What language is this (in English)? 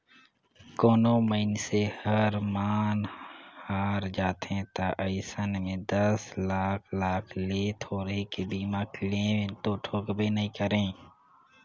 Chhattisgarhi